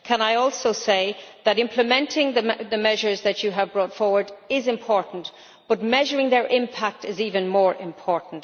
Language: English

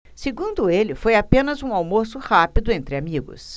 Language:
Portuguese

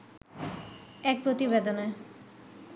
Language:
Bangla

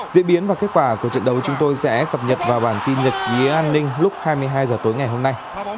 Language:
Vietnamese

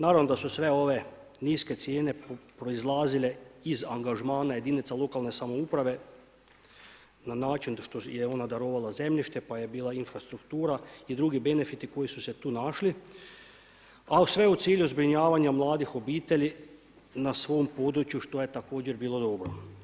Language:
Croatian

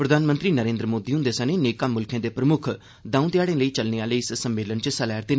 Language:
Dogri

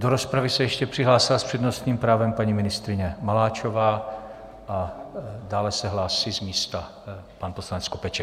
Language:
Czech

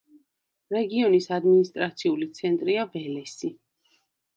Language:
Georgian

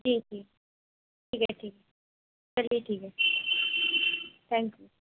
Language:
Urdu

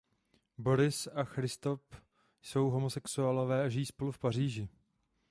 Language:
Czech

